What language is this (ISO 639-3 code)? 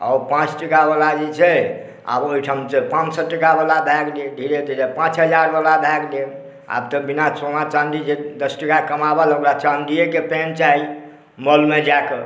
mai